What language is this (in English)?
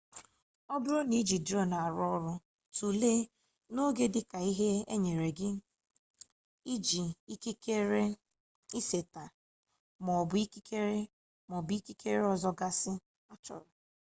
Igbo